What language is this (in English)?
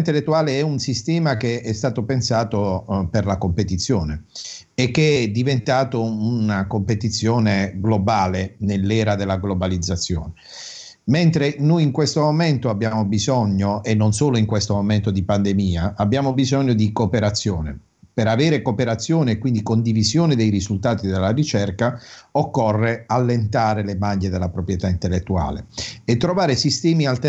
Italian